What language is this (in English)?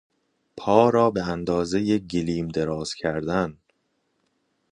Persian